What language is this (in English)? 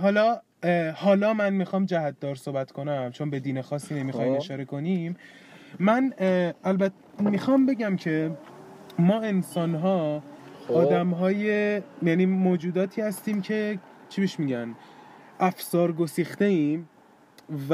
Persian